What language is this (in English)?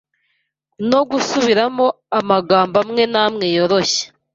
Kinyarwanda